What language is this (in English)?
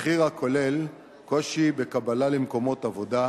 Hebrew